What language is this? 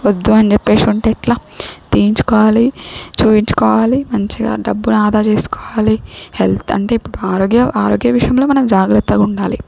Telugu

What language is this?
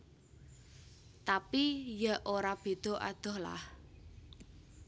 Javanese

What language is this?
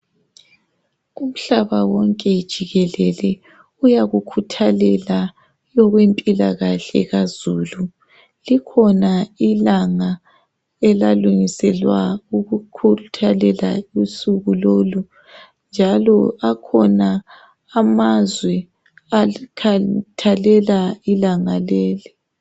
North Ndebele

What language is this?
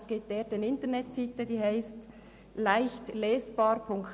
Swiss German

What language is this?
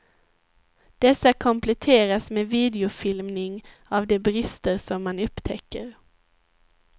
Swedish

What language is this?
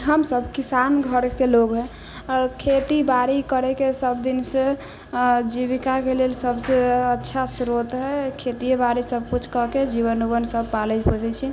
Maithili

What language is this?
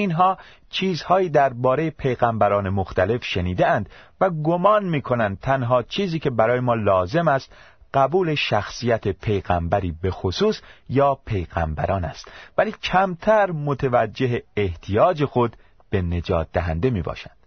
Persian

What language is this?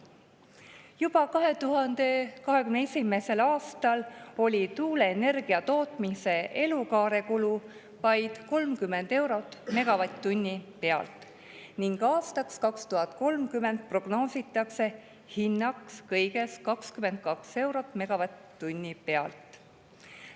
Estonian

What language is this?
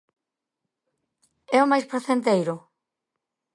Galician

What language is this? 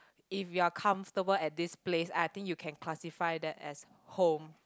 English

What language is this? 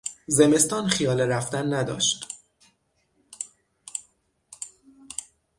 Persian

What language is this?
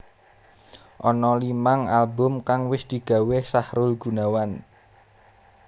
Javanese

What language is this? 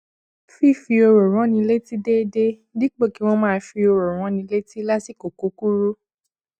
Yoruba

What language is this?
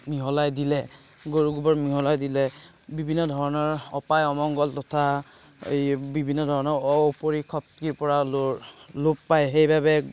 Assamese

